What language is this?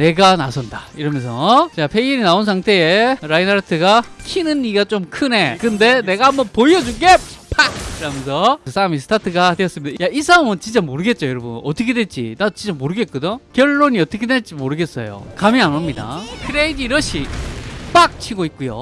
Korean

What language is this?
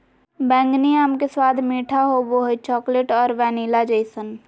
Magahi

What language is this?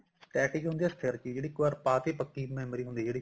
Punjabi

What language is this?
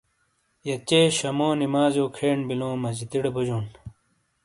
Shina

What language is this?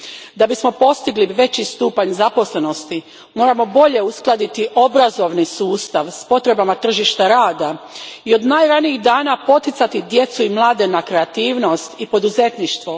Croatian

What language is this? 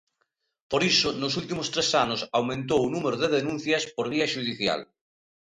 Galician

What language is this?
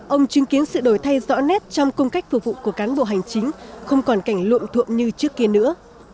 Vietnamese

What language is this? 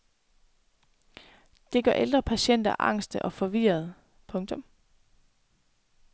Danish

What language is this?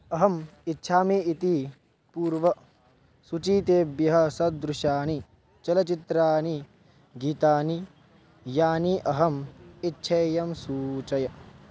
Sanskrit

